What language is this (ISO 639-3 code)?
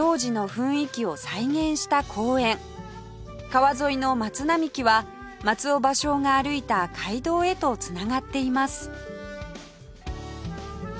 jpn